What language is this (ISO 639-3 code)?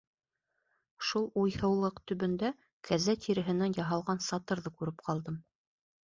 bak